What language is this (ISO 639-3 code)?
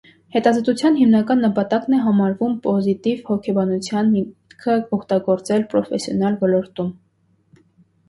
hye